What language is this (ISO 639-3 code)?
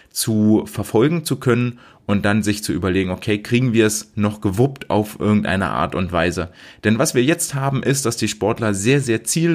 deu